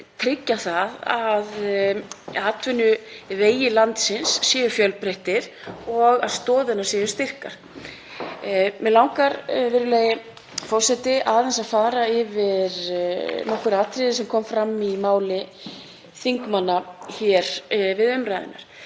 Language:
Icelandic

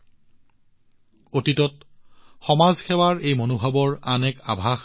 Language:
Assamese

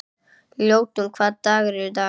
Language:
Icelandic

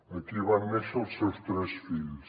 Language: Catalan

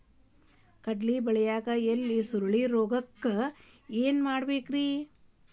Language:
Kannada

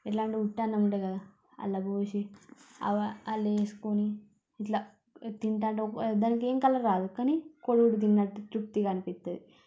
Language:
Telugu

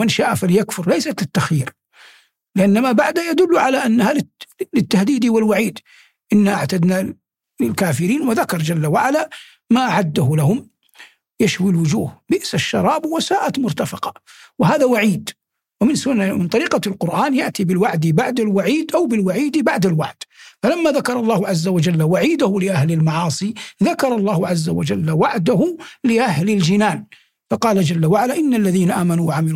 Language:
Arabic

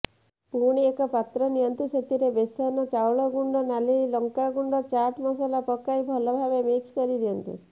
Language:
Odia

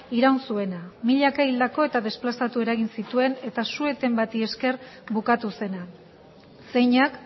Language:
Basque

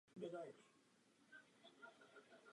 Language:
Czech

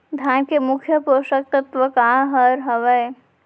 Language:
Chhattisgarhi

